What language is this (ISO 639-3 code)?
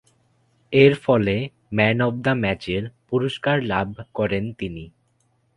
ben